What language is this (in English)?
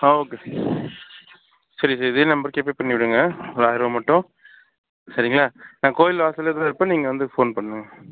Tamil